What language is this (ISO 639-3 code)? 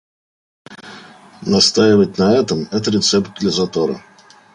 rus